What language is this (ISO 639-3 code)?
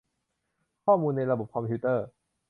tha